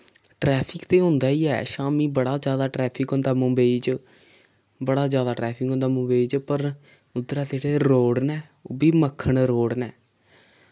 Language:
Dogri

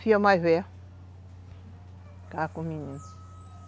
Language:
Portuguese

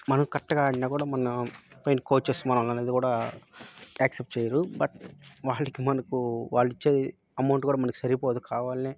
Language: Telugu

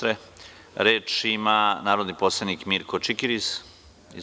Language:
Serbian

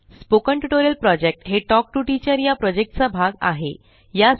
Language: Marathi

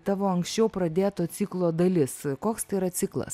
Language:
Lithuanian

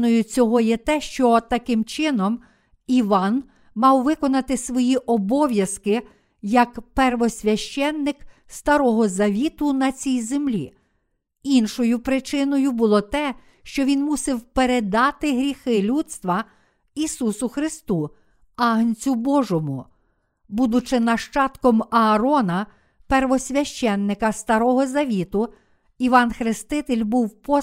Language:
Ukrainian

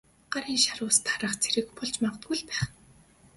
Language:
Mongolian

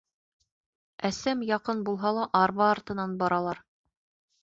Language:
Bashkir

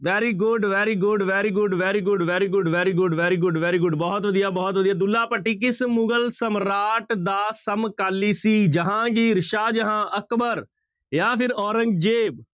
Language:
Punjabi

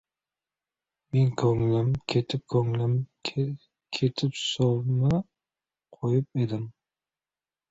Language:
Uzbek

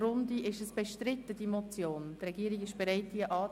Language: Swiss German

